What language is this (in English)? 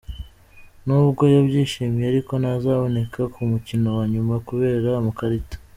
Kinyarwanda